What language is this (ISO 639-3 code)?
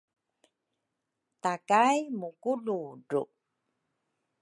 dru